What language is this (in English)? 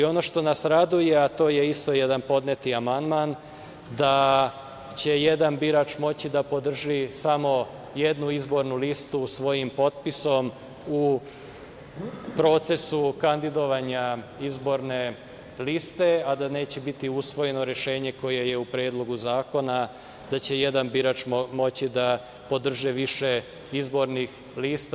Serbian